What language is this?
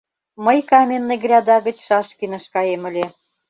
Mari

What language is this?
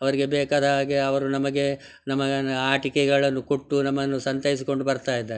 Kannada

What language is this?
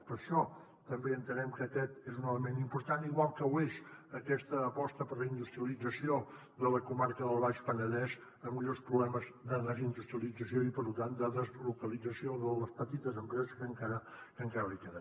Catalan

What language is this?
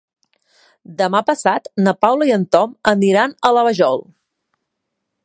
Catalan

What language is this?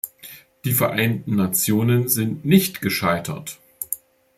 German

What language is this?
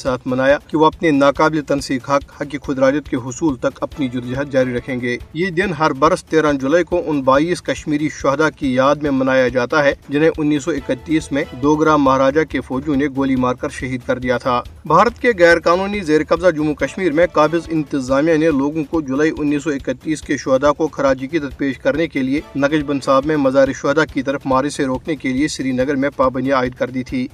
Urdu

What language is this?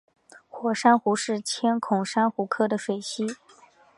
Chinese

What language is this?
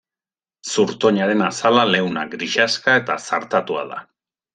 Basque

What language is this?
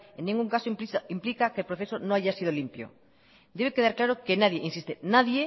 Spanish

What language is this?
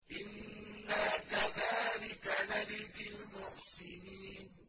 Arabic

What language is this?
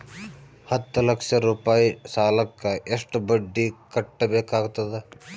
Kannada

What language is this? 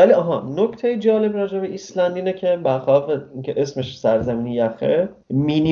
Persian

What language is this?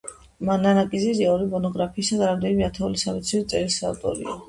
Georgian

